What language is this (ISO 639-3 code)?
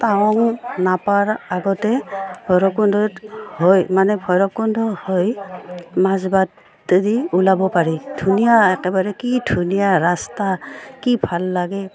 asm